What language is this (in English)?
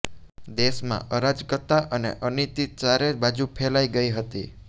Gujarati